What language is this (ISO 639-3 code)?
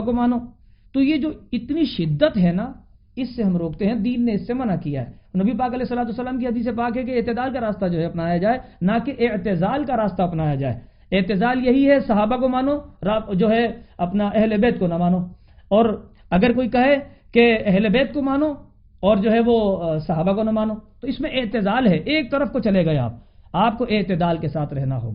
urd